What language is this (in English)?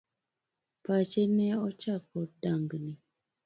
Luo (Kenya and Tanzania)